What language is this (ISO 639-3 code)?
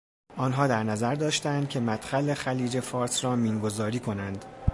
fas